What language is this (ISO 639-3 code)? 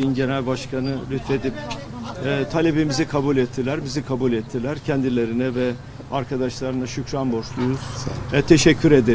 tur